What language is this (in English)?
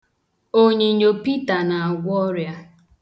Igbo